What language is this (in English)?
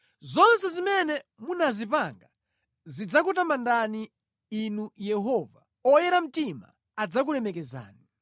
Nyanja